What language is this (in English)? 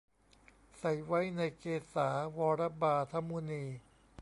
Thai